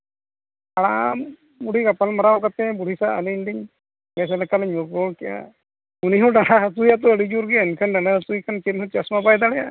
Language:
Santali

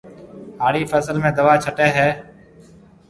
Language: Marwari (Pakistan)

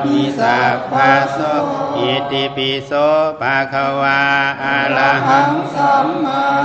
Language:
Thai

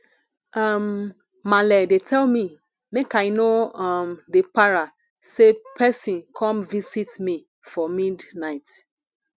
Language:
Nigerian Pidgin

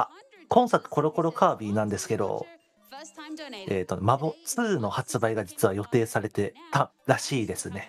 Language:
Japanese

